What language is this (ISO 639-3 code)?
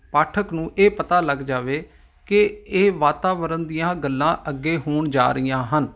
pan